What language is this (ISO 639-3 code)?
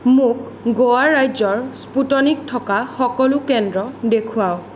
asm